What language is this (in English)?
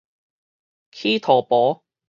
Min Nan Chinese